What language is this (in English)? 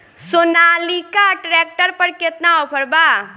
Bhojpuri